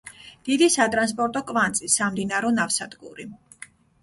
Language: Georgian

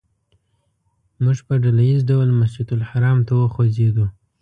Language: Pashto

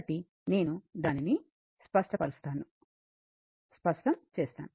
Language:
Telugu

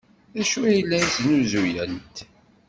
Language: Kabyle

